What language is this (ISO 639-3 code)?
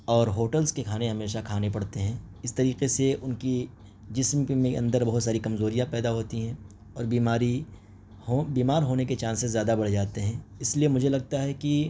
urd